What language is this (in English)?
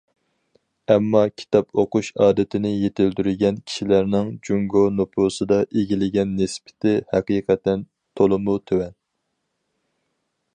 Uyghur